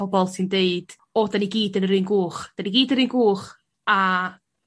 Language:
Welsh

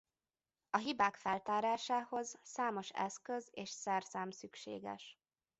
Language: Hungarian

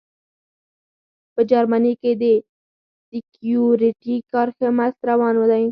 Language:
Pashto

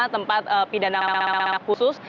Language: Indonesian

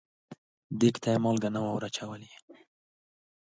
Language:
Pashto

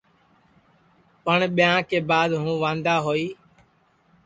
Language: Sansi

